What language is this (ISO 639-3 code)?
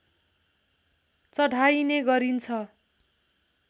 nep